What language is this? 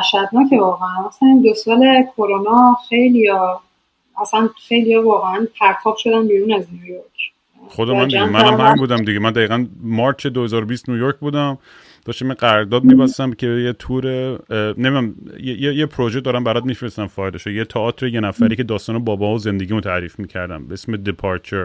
Persian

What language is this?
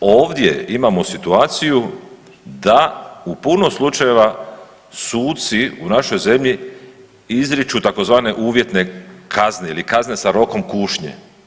Croatian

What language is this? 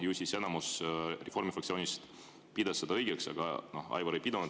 Estonian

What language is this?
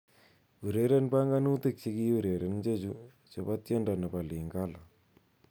Kalenjin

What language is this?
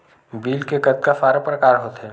Chhattisgarhi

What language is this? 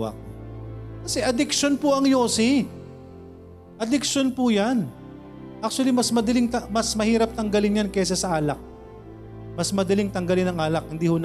Filipino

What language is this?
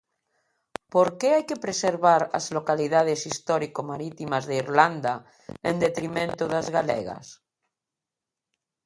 Galician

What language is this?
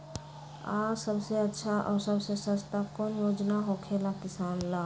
Magahi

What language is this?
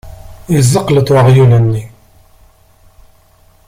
Kabyle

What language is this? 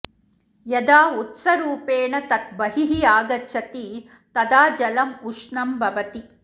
Sanskrit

